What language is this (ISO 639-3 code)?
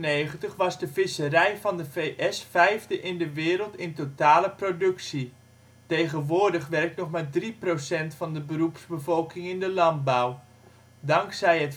nld